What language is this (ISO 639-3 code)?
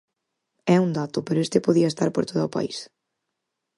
glg